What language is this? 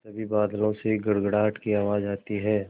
Hindi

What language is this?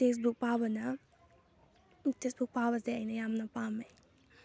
Manipuri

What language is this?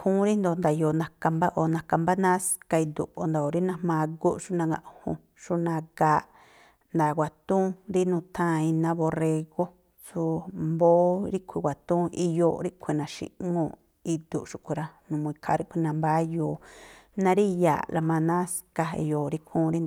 Tlacoapa Me'phaa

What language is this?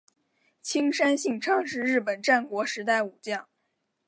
Chinese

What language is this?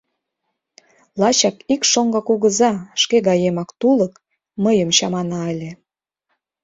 Mari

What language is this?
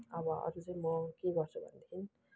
Nepali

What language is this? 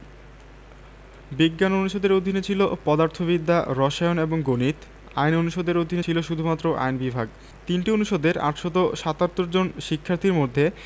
Bangla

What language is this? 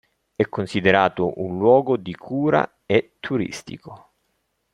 Italian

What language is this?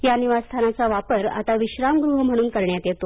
Marathi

